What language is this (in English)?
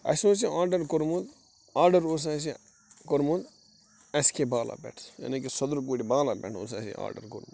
Kashmiri